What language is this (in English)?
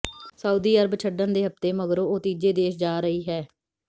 Punjabi